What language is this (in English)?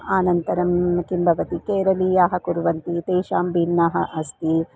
Sanskrit